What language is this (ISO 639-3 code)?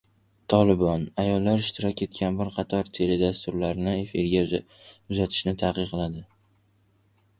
uzb